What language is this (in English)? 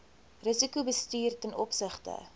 Afrikaans